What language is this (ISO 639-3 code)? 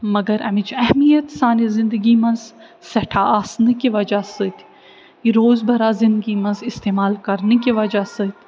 kas